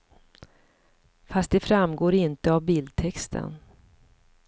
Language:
Swedish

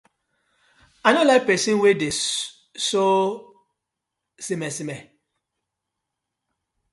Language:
Nigerian Pidgin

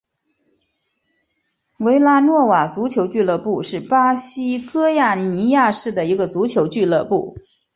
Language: Chinese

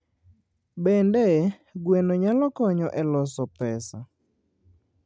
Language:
Luo (Kenya and Tanzania)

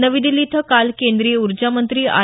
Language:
Marathi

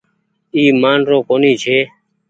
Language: Goaria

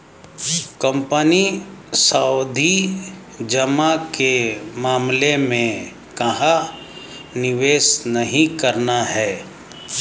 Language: Hindi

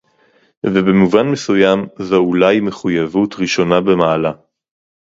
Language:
Hebrew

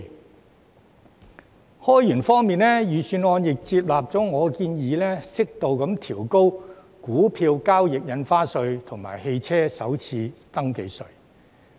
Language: Cantonese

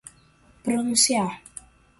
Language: Portuguese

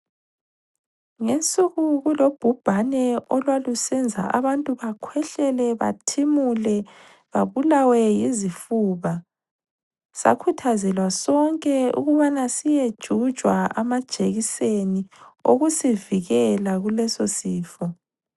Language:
North Ndebele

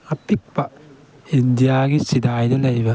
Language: Manipuri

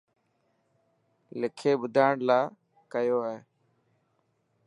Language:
Dhatki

